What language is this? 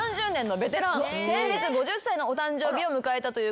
Japanese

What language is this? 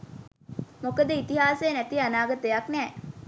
Sinhala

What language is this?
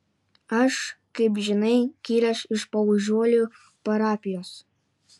Lithuanian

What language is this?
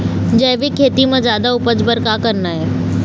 Chhattisgarhi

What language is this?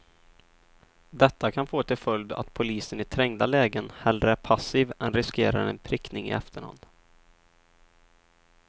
Swedish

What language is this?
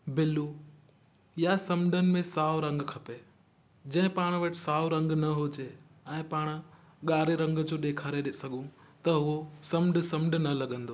Sindhi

